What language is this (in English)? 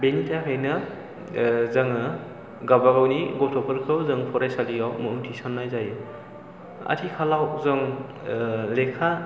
Bodo